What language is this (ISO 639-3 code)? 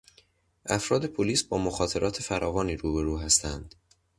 fas